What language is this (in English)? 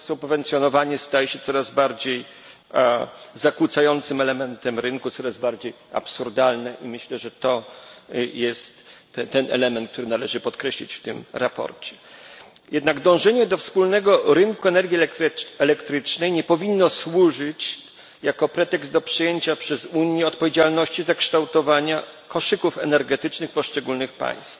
Polish